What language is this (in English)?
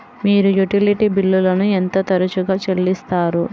Telugu